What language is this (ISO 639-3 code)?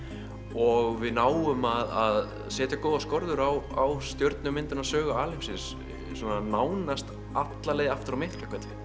isl